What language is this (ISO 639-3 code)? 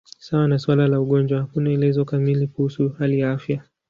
swa